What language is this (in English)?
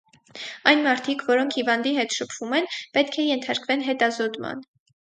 Armenian